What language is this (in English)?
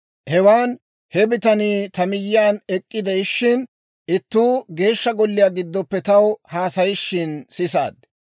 Dawro